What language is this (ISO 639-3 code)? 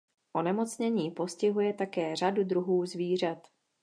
ces